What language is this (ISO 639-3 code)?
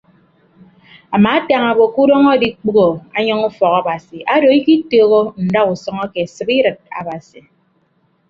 ibb